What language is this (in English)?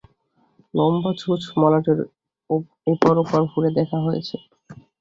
Bangla